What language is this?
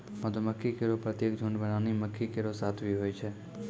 Maithili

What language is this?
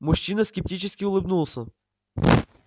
Russian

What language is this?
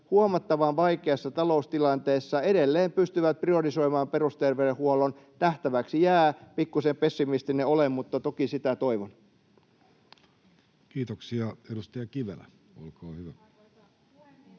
Finnish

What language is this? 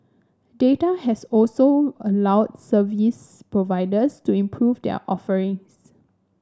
English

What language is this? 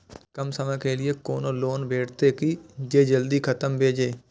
Maithili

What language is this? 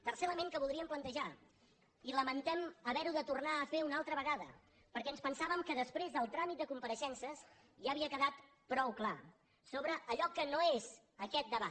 Catalan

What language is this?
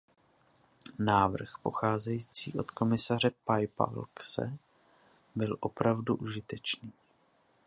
Czech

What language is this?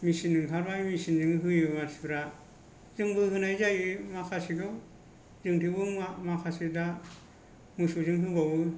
Bodo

